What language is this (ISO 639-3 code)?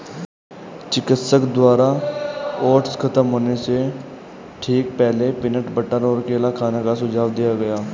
hin